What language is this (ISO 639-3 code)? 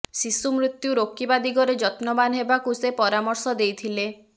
ori